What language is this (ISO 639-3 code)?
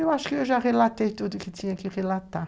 por